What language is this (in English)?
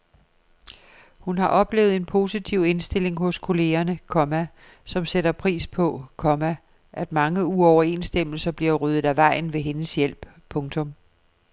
Danish